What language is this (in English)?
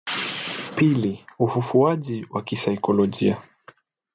Swahili